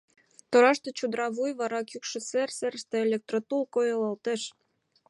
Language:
Mari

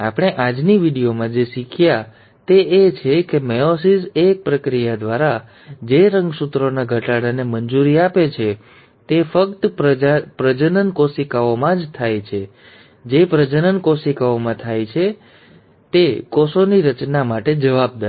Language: Gujarati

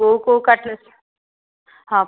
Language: Odia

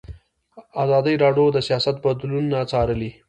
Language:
Pashto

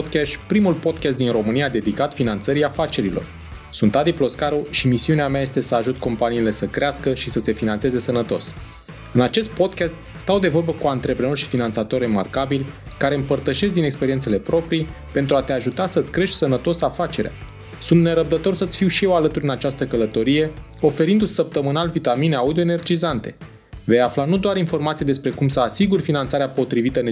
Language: Romanian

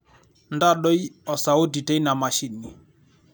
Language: Masai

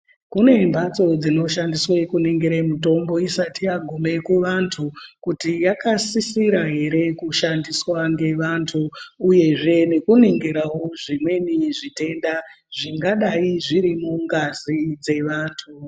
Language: Ndau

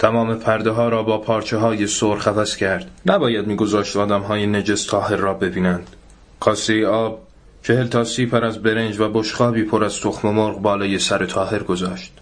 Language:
Persian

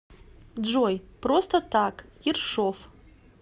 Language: Russian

